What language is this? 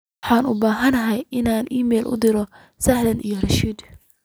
Somali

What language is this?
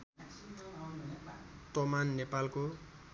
Nepali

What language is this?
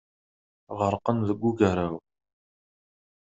Kabyle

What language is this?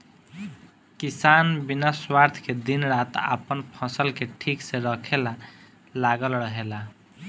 Bhojpuri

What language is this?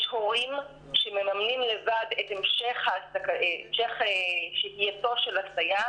Hebrew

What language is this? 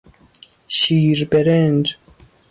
Persian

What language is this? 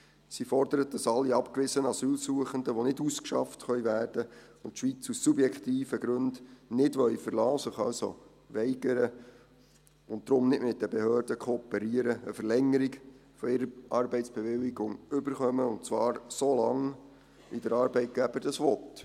Swiss German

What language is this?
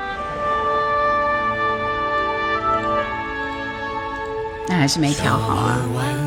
Chinese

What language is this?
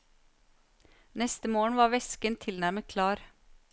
Norwegian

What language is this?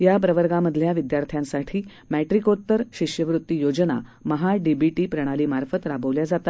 Marathi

